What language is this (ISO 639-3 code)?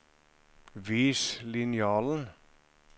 nor